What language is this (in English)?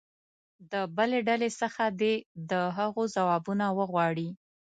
Pashto